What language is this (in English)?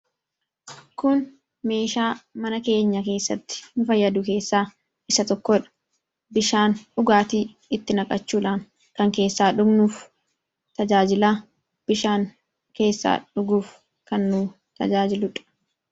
Oromo